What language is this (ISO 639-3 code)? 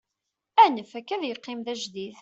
kab